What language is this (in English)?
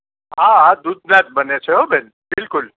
Gujarati